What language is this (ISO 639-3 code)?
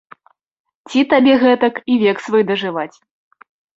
bel